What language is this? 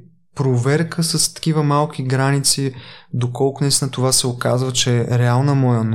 Bulgarian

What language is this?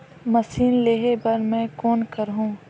Chhattisgarhi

